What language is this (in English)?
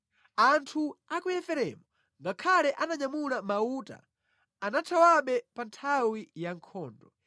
Nyanja